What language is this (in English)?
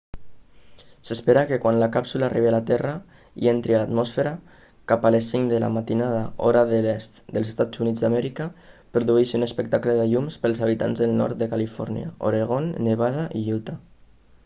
Catalan